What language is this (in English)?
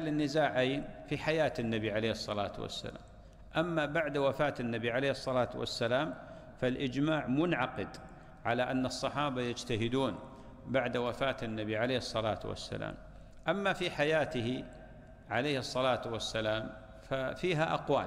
Arabic